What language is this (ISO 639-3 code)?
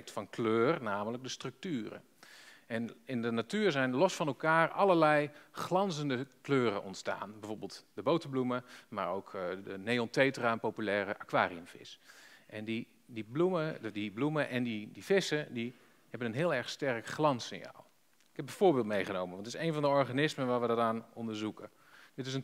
nld